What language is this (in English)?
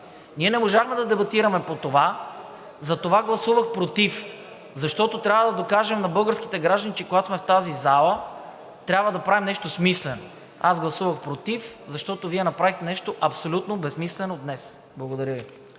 Bulgarian